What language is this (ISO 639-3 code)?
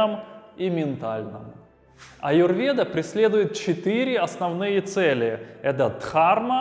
rus